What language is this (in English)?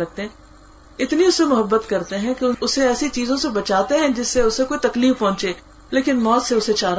Urdu